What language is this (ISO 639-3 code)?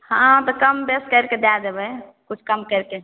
mai